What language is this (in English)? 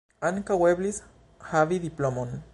Esperanto